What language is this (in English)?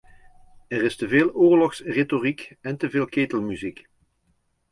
Dutch